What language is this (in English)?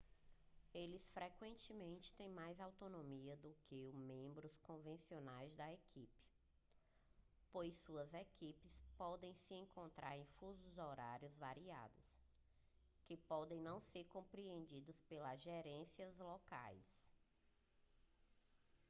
Portuguese